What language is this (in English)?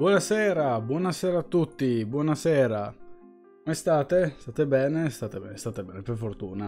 Italian